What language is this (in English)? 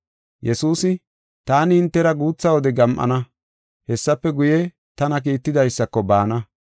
Gofa